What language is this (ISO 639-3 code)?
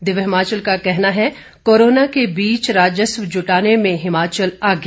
hin